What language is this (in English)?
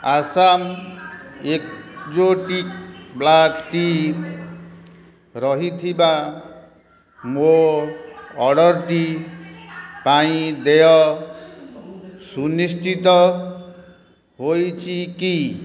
Odia